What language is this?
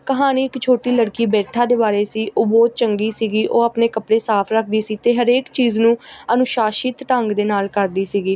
Punjabi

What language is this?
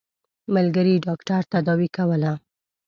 Pashto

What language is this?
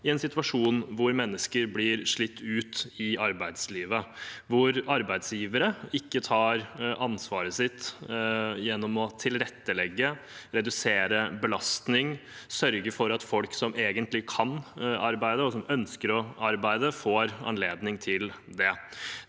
Norwegian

